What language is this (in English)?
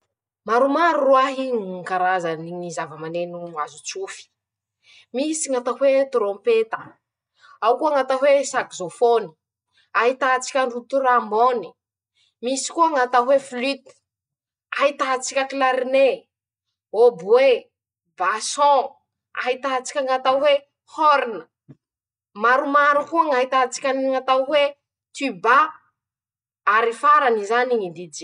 Masikoro Malagasy